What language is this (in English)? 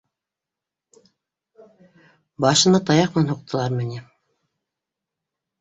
Bashkir